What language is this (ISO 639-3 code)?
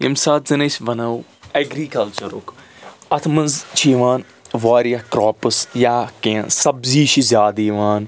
kas